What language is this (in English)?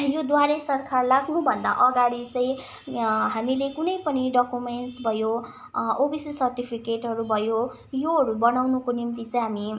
Nepali